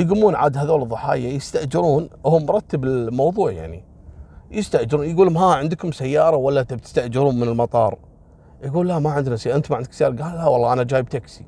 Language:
Arabic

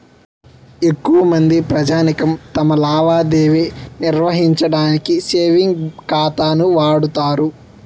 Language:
Telugu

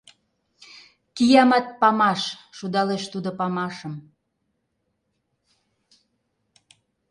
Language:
Mari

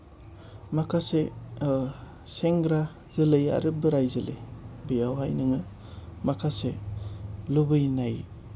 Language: Bodo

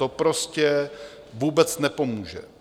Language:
Czech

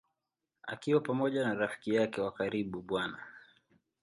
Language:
Swahili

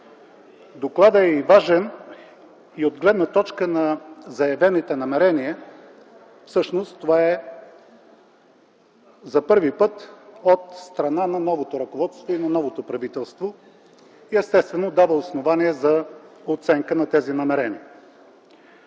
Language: Bulgarian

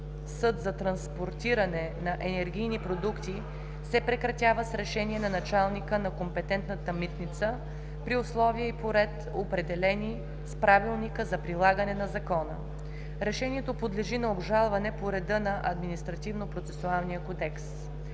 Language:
Bulgarian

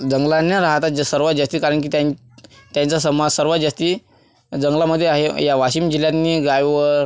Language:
Marathi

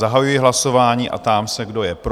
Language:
Czech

